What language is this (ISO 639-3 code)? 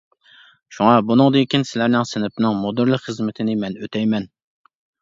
uig